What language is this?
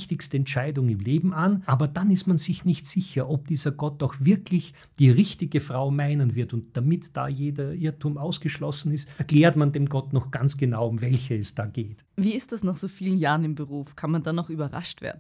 German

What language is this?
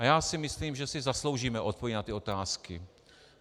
Czech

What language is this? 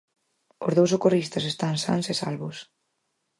Galician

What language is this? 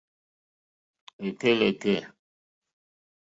Mokpwe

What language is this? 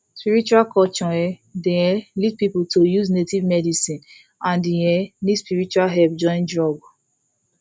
Nigerian Pidgin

